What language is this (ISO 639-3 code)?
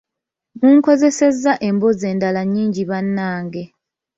lug